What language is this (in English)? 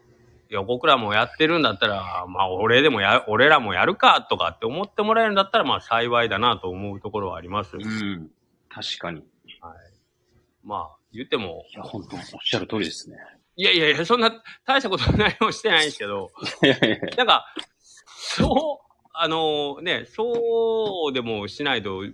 Japanese